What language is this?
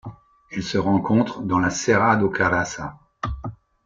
French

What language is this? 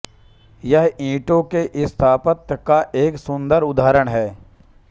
Hindi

